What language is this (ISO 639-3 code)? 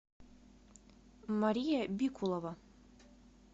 rus